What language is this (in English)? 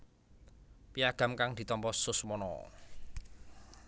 Javanese